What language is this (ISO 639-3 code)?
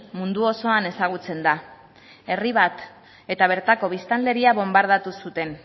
eus